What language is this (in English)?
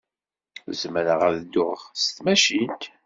Kabyle